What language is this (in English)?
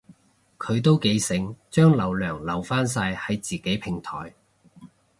Cantonese